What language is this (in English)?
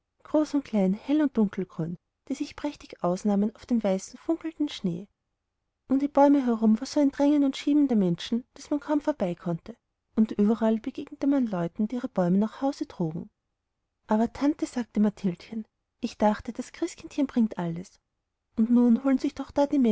German